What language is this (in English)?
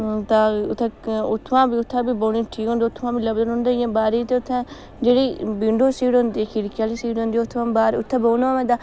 Dogri